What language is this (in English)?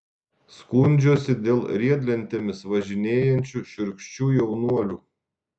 Lithuanian